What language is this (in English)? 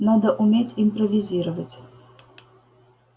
Russian